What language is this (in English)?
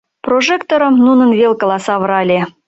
Mari